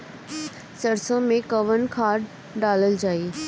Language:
Bhojpuri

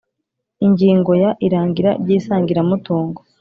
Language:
Kinyarwanda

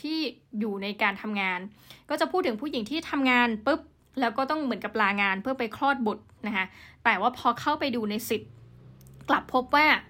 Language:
Thai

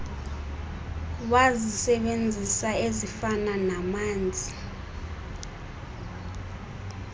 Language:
Xhosa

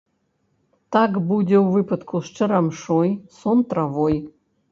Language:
Belarusian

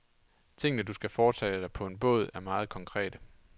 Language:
Danish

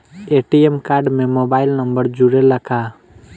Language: Bhojpuri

